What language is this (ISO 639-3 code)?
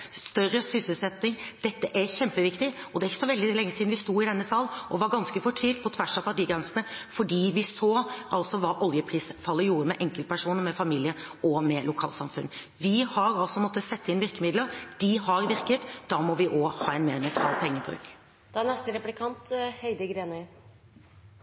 nob